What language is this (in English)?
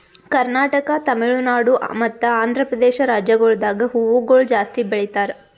Kannada